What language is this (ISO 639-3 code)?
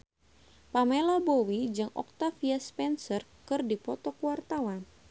sun